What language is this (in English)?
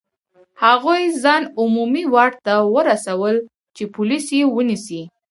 Pashto